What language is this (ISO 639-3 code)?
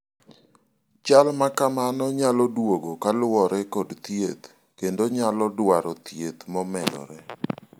luo